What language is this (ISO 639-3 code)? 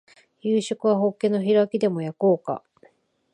jpn